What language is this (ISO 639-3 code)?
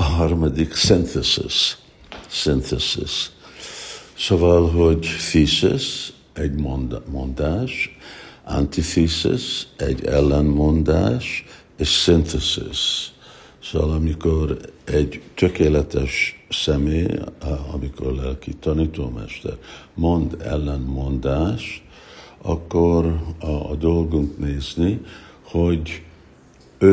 hun